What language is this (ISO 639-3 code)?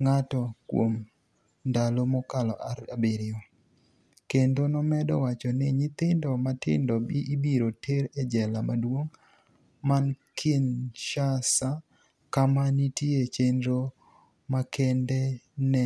luo